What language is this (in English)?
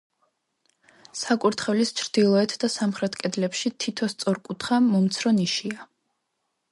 Georgian